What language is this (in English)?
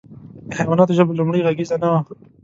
Pashto